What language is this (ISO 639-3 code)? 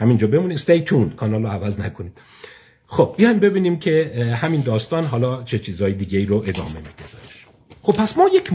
fas